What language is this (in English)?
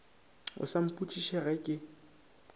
Northern Sotho